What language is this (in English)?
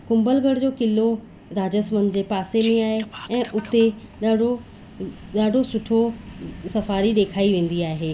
Sindhi